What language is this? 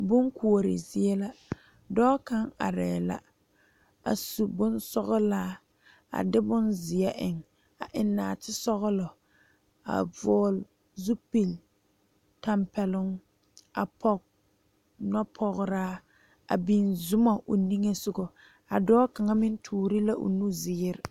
Southern Dagaare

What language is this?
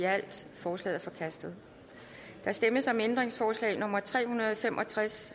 Danish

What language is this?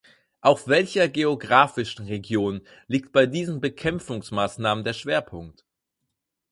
German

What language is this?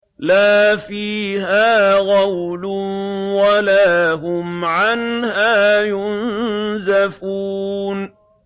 Arabic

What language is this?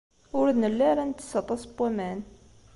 Kabyle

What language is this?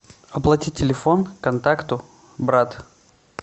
Russian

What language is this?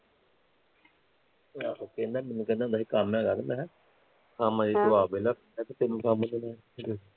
Punjabi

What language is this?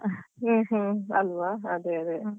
Kannada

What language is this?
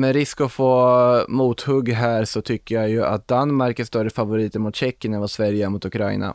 Swedish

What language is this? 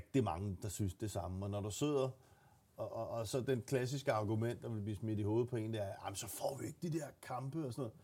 Danish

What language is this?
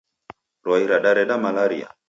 Taita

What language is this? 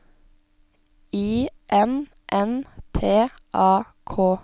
Norwegian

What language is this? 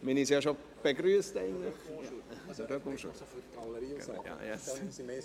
Swiss German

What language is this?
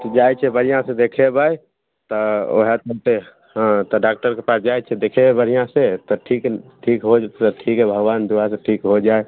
Maithili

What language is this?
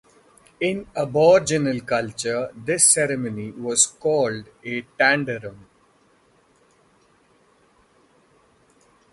English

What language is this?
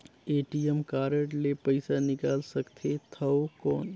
Chhattisgarhi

